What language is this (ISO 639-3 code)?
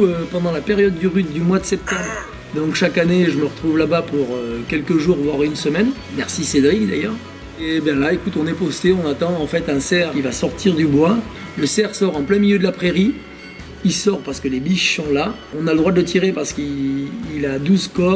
fra